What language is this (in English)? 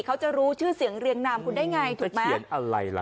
Thai